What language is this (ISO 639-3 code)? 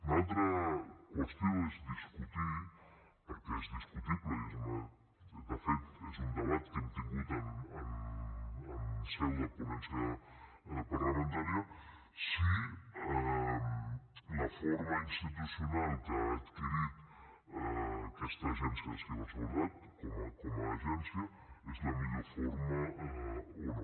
cat